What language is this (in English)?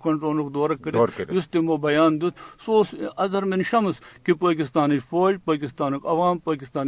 Urdu